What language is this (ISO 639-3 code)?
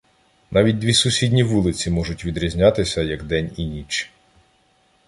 ukr